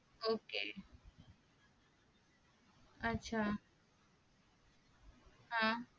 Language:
Marathi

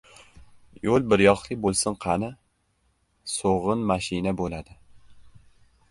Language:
Uzbek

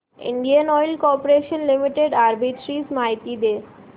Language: Marathi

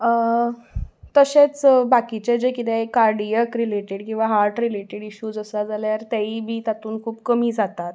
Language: Konkani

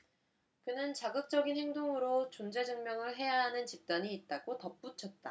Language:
Korean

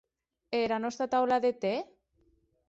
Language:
Occitan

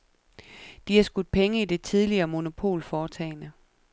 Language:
Danish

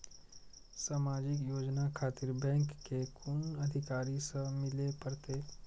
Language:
Maithili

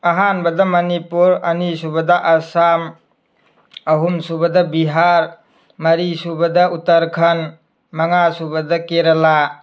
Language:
Manipuri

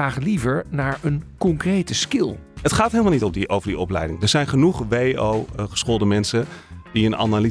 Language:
Dutch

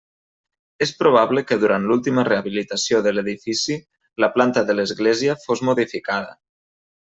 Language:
Catalan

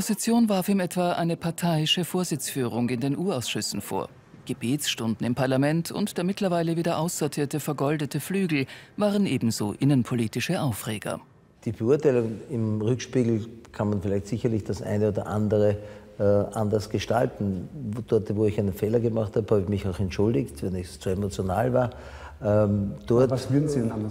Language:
German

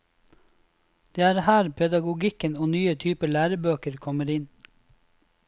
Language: Norwegian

